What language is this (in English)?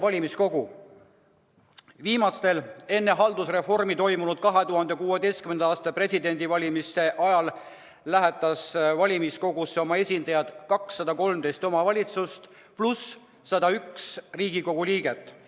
Estonian